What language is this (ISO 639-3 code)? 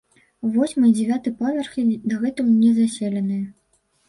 bel